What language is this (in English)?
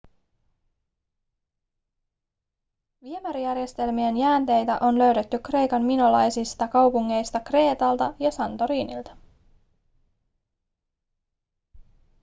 Finnish